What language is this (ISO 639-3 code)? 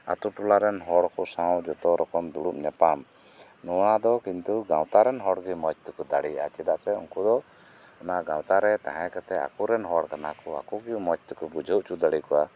sat